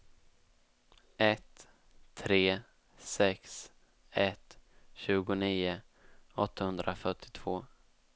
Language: Swedish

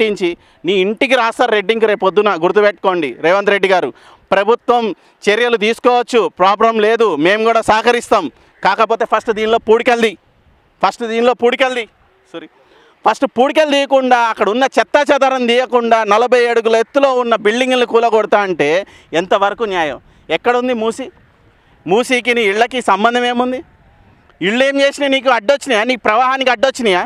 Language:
Telugu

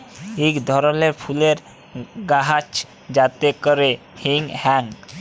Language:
Bangla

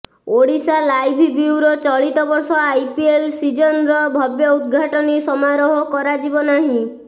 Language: Odia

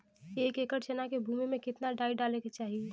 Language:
Bhojpuri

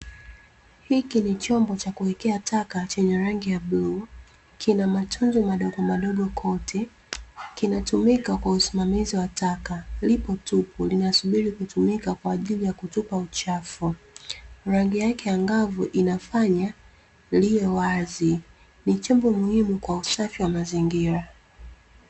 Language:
Swahili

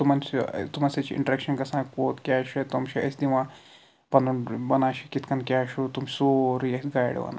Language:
Kashmiri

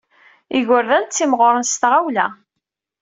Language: Kabyle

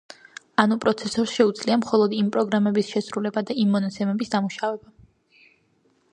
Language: Georgian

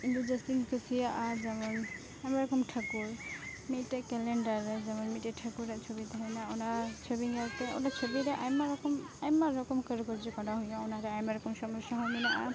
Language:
Santali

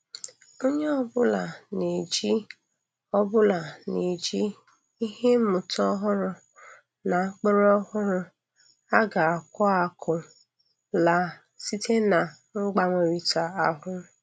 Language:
Igbo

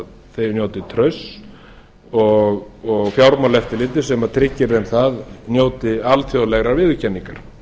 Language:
Icelandic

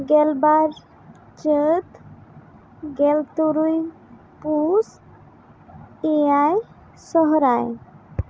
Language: Santali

